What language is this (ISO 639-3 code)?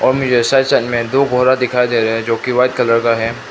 hin